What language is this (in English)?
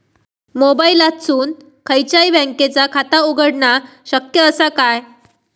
Marathi